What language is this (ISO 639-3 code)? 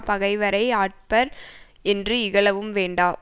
tam